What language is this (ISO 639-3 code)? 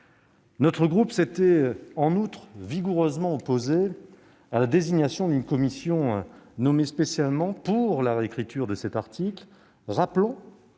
fra